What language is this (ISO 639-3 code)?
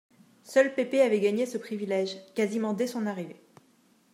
fra